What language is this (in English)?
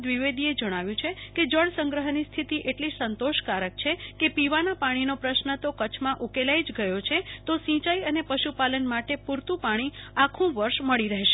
Gujarati